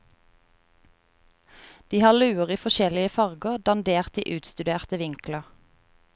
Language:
Norwegian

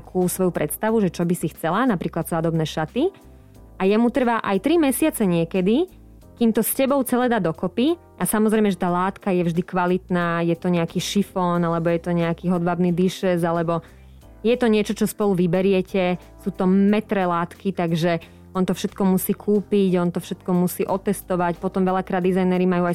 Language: Slovak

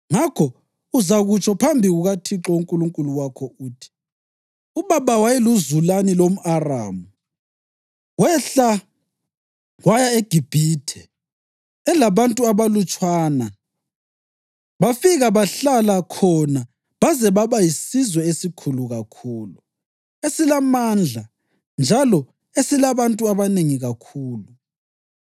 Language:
North Ndebele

